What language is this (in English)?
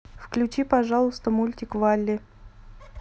Russian